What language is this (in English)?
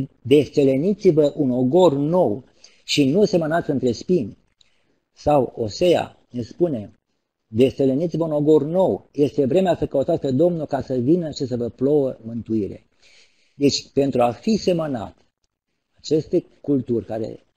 Romanian